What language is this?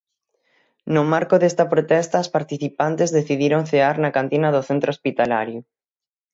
Galician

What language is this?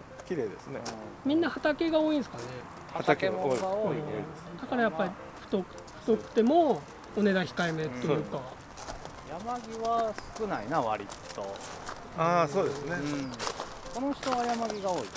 Japanese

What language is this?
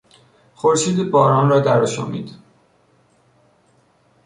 Persian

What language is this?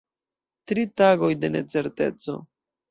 Esperanto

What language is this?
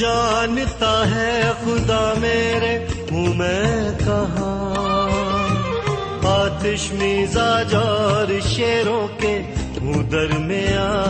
Urdu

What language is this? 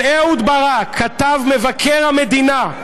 Hebrew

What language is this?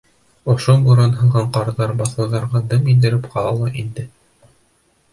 Bashkir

